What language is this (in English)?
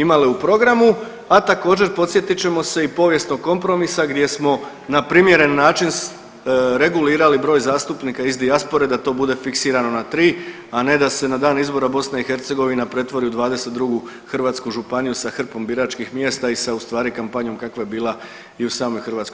Croatian